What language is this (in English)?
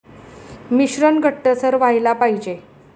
Marathi